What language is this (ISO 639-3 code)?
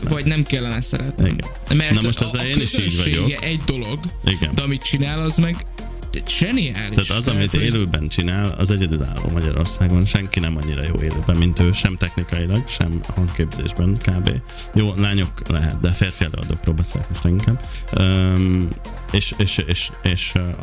hun